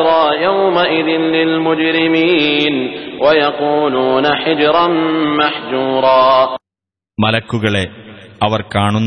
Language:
Arabic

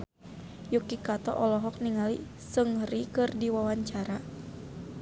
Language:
Sundanese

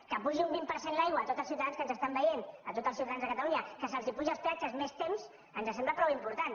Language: Catalan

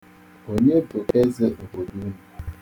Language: Igbo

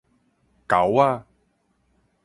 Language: Min Nan Chinese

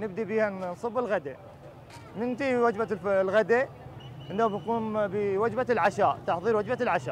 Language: Arabic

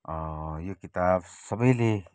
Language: Nepali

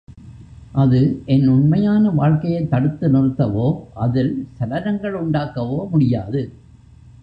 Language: Tamil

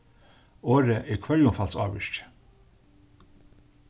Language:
Faroese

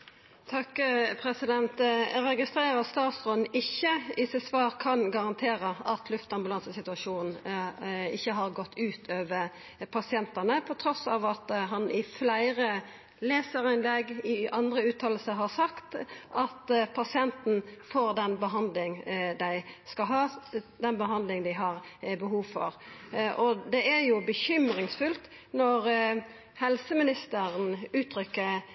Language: Norwegian Nynorsk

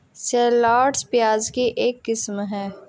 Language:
Hindi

